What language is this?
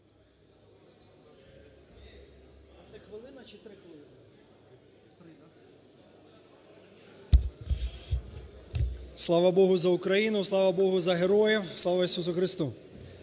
Ukrainian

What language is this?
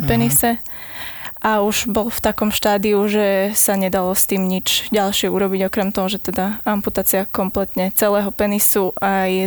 Slovak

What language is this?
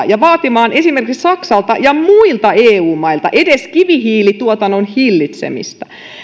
Finnish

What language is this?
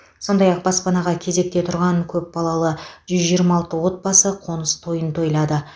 Kazakh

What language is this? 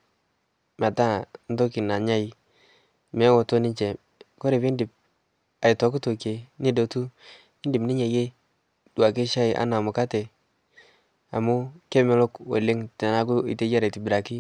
Masai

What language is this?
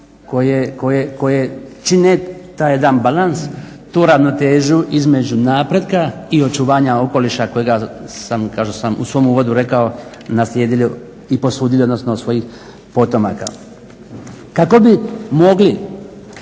Croatian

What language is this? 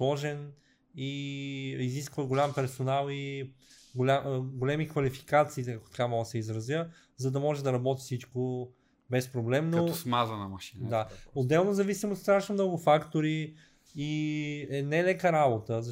Bulgarian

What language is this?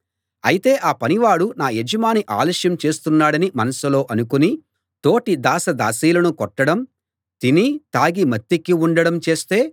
Telugu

